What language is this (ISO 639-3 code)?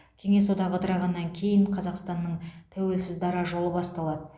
kaz